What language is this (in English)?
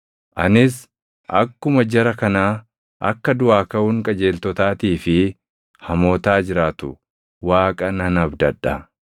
Oromo